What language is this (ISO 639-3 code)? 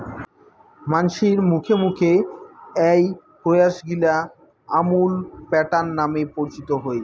ben